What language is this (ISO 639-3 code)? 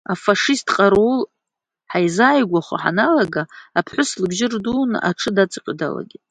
abk